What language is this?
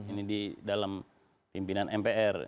Indonesian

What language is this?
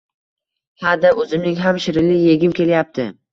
Uzbek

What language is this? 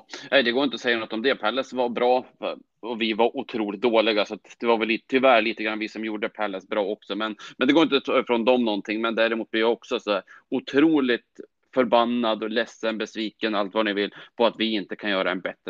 Swedish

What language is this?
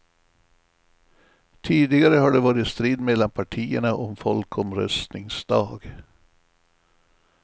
Swedish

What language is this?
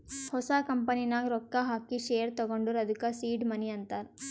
Kannada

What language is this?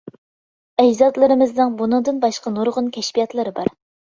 Uyghur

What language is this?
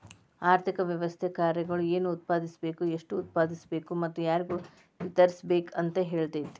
Kannada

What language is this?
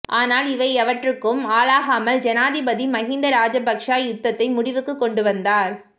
Tamil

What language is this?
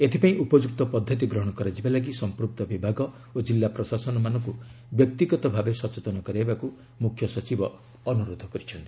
Odia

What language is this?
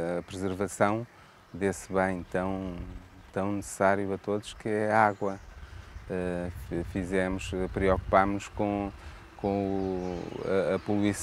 Portuguese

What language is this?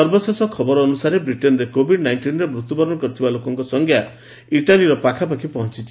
Odia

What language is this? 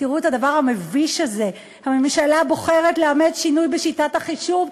Hebrew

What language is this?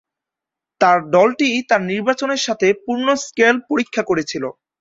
Bangla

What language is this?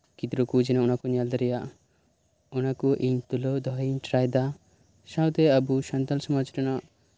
Santali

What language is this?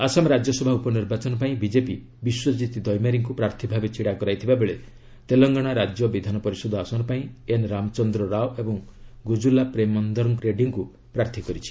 Odia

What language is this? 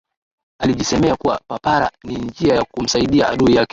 Swahili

